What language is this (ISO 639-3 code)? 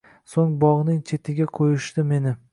uzb